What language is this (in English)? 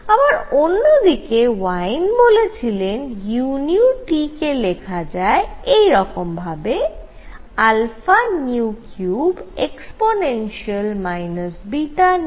Bangla